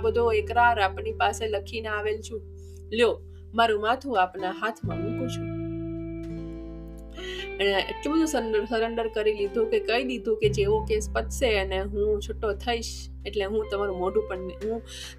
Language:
Gujarati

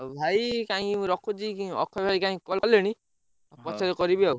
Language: Odia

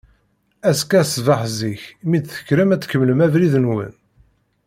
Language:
Kabyle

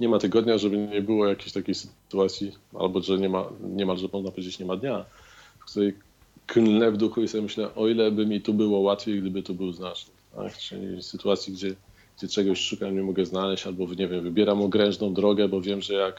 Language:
Polish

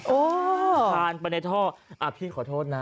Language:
Thai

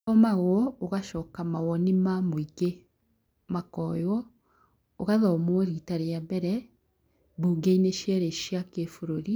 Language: Kikuyu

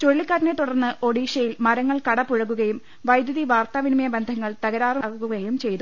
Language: Malayalam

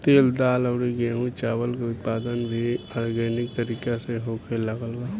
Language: Bhojpuri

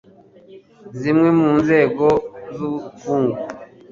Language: Kinyarwanda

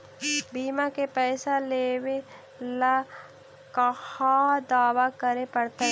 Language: Magahi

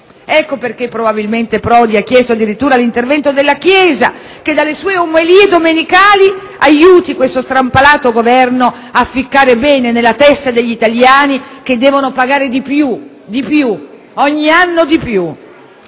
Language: Italian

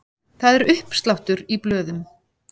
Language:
Icelandic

